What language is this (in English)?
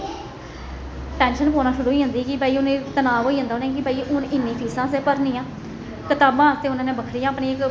Dogri